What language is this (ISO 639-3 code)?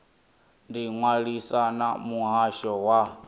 ven